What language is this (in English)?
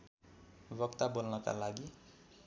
Nepali